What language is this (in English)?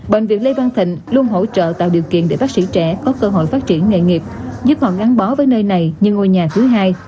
Vietnamese